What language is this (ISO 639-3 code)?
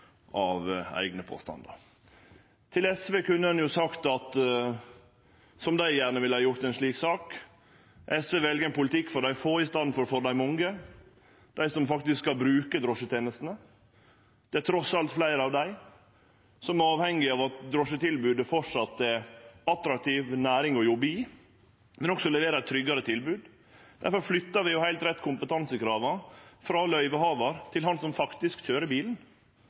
nno